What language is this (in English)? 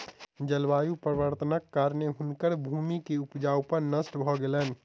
Maithili